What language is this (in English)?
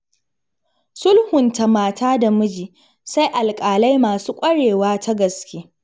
Hausa